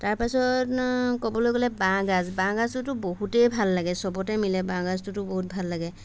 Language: Assamese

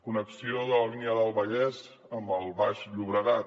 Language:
Catalan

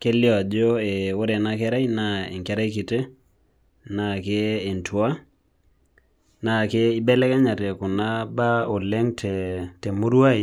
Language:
Masai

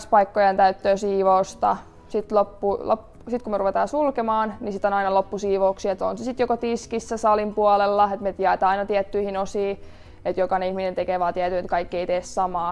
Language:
Finnish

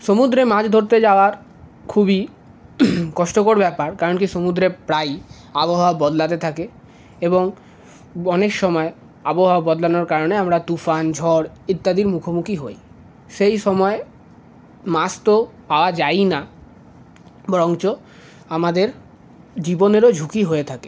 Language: Bangla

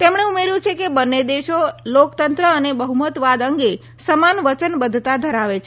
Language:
Gujarati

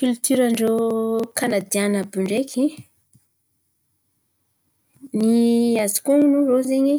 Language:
Antankarana Malagasy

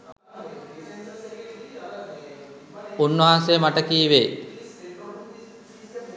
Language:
Sinhala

